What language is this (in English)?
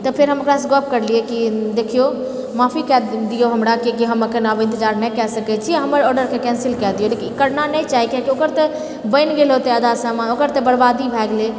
Maithili